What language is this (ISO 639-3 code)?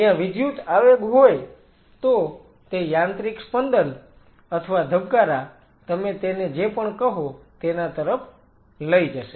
guj